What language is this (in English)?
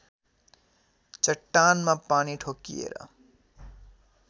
Nepali